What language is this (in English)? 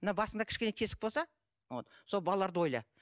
Kazakh